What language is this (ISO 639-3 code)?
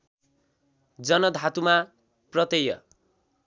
nep